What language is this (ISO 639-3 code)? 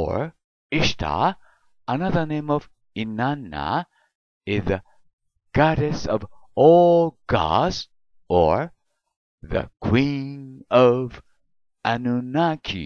jpn